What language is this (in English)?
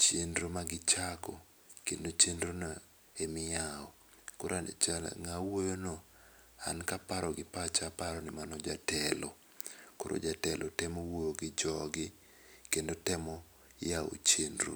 Luo (Kenya and Tanzania)